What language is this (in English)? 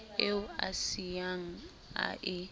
Southern Sotho